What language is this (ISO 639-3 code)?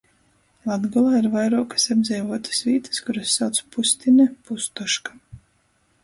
ltg